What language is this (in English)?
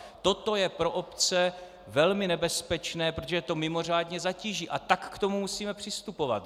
Czech